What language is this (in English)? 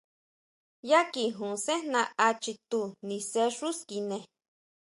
Huautla Mazatec